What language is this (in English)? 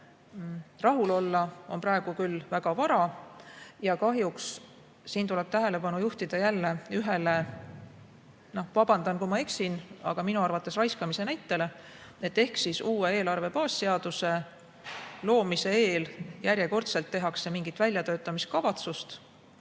Estonian